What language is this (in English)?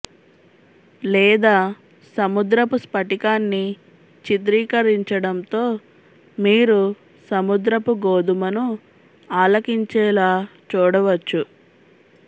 Telugu